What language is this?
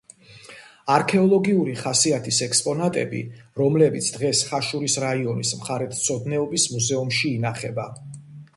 Georgian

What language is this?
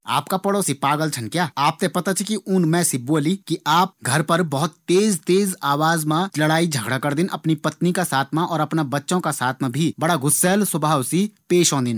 Garhwali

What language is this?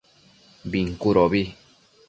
Matsés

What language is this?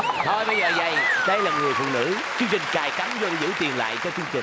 Vietnamese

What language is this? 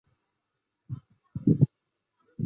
Chinese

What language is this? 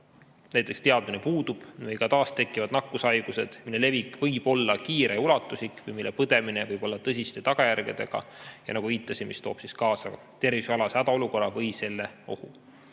Estonian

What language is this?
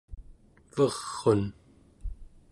Central Yupik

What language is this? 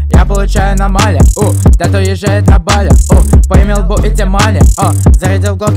Russian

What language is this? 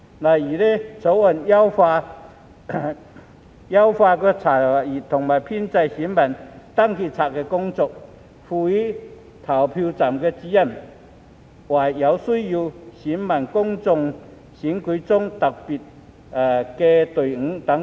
Cantonese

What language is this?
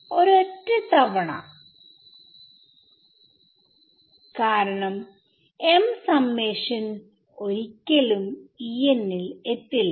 Malayalam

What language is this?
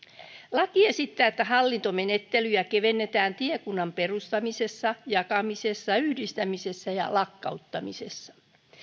Finnish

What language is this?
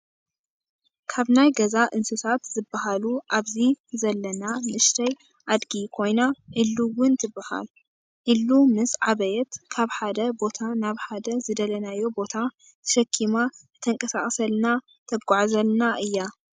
Tigrinya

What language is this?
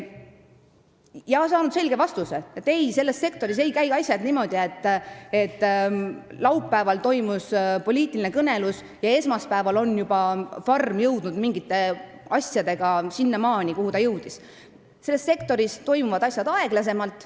Estonian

